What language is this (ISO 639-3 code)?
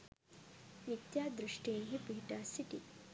sin